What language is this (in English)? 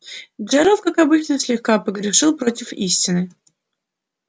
Russian